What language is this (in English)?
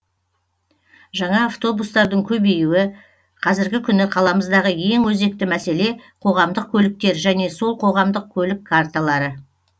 Kazakh